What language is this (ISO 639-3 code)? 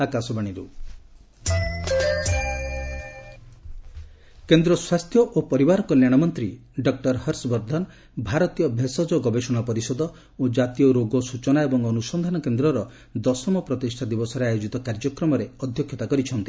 ori